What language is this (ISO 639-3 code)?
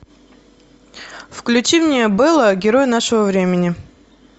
rus